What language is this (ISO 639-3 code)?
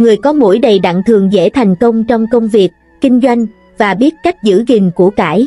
vie